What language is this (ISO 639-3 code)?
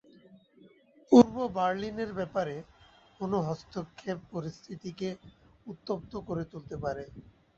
ben